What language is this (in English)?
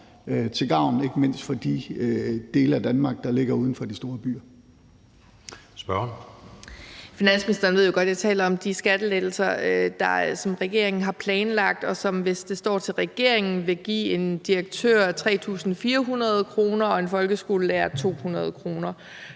Danish